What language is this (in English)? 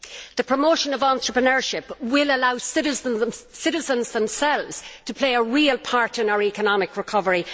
English